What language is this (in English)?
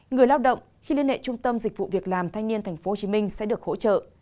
Vietnamese